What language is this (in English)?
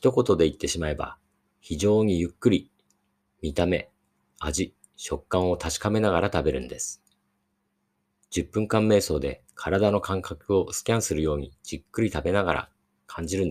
Japanese